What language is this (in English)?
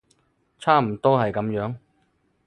Cantonese